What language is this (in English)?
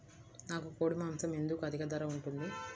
Telugu